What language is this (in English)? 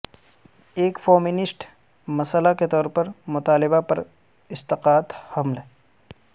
Urdu